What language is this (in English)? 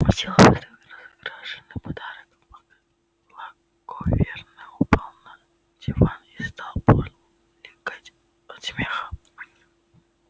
Russian